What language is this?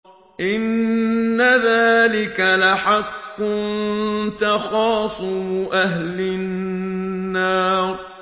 Arabic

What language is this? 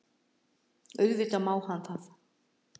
Icelandic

